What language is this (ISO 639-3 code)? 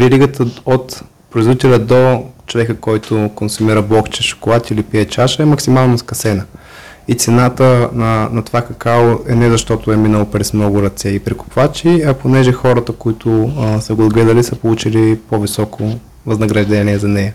bul